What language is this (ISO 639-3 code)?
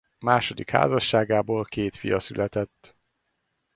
hun